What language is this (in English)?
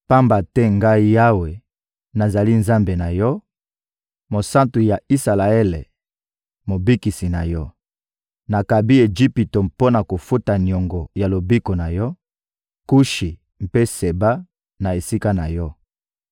Lingala